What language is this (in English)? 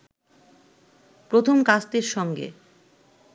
Bangla